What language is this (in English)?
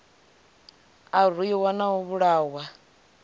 Venda